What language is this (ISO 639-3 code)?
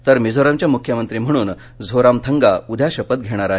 mar